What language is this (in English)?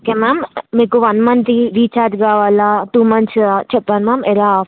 Telugu